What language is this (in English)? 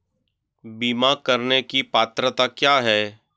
Hindi